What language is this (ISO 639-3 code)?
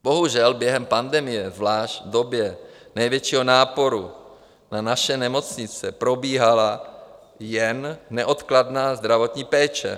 ces